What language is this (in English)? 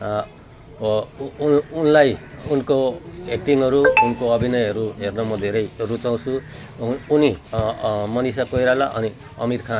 Nepali